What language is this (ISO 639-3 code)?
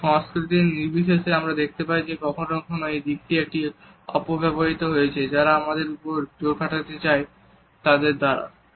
ben